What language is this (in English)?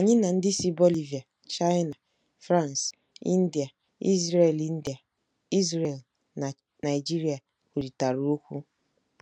Igbo